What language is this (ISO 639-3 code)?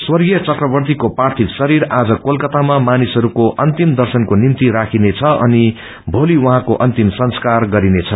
nep